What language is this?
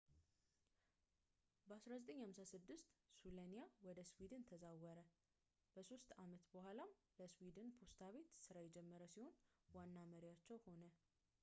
Amharic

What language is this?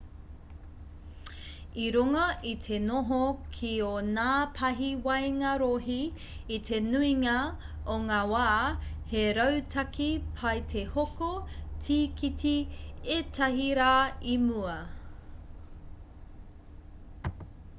Māori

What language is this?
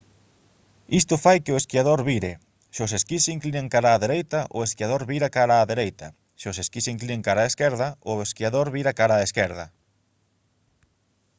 Galician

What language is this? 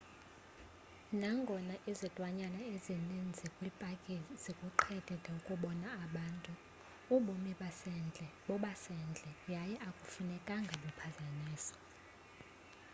Xhosa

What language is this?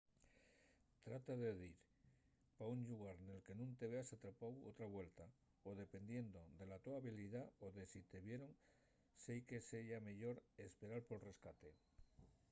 Asturian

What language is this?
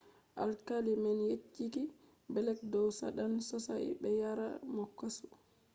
Fula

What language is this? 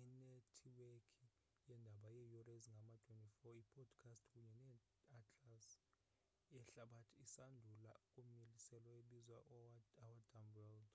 Xhosa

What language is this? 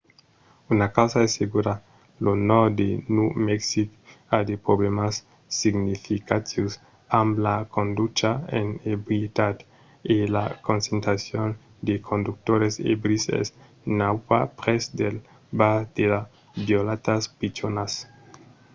Occitan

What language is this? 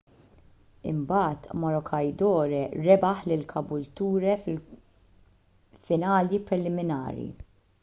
Maltese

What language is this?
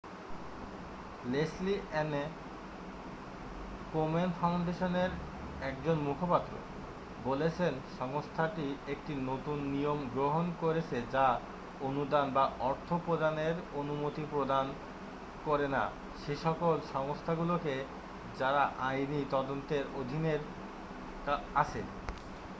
Bangla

